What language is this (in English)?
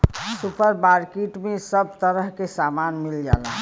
Bhojpuri